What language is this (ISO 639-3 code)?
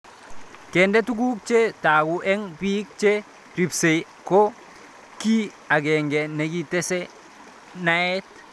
kln